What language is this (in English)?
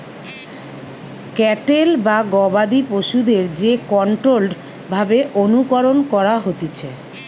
Bangla